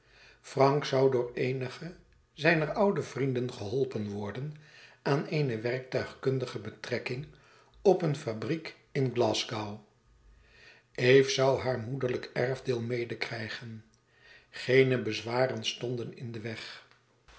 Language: Dutch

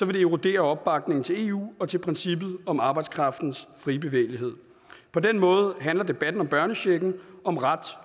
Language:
Danish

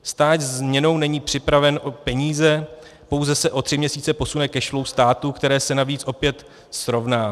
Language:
Czech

